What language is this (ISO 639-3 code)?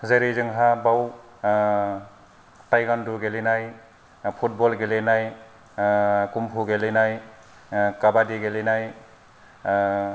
brx